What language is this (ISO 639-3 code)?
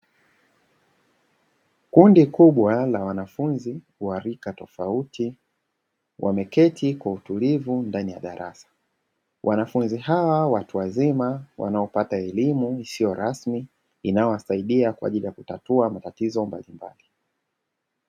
swa